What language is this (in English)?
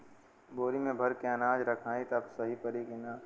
Bhojpuri